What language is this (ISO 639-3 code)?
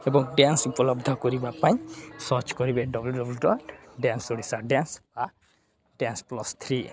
ori